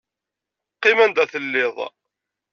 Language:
Kabyle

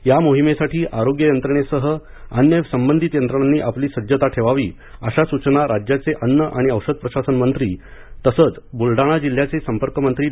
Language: Marathi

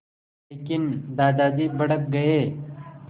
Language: Hindi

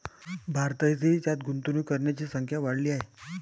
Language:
Marathi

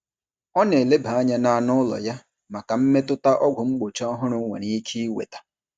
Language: Igbo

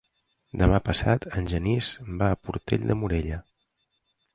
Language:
Catalan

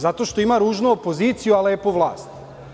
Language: Serbian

